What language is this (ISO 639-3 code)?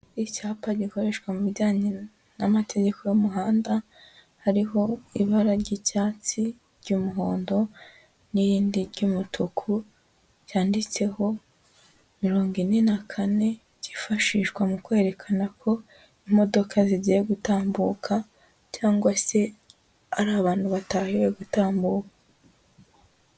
kin